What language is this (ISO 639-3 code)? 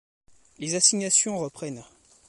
fra